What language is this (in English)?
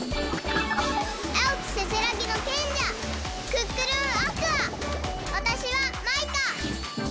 Japanese